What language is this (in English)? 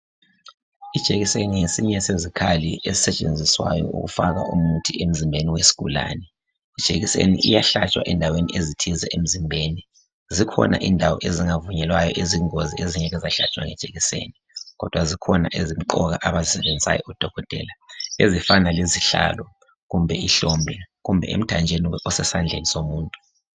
North Ndebele